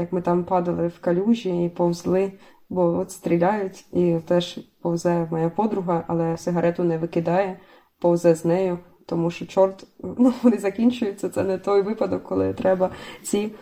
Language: Ukrainian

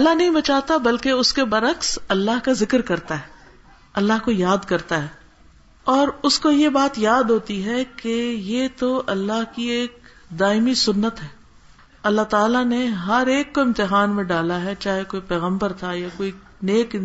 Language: Urdu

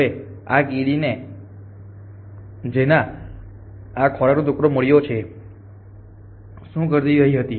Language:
Gujarati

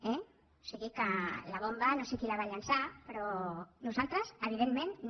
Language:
Catalan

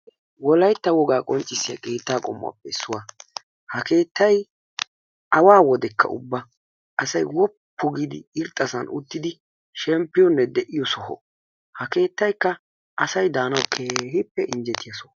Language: Wolaytta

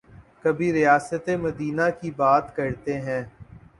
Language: Urdu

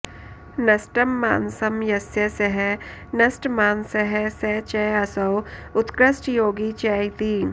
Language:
Sanskrit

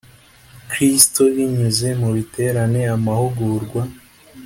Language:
Kinyarwanda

